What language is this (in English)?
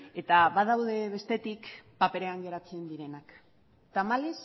Basque